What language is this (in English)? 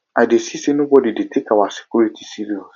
Nigerian Pidgin